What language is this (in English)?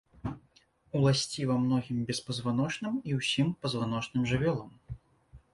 Belarusian